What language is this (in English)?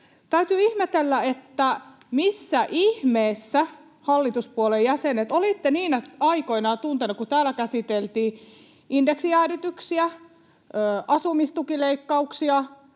Finnish